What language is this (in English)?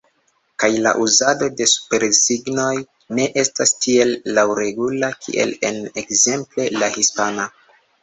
Esperanto